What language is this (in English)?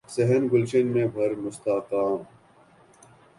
Urdu